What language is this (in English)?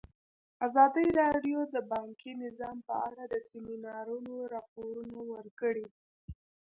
Pashto